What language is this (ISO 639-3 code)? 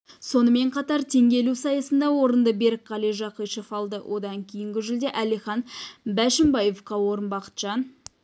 kaz